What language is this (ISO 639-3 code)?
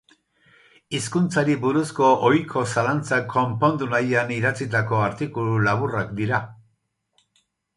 eus